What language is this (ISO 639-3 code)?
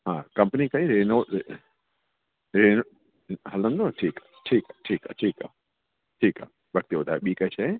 snd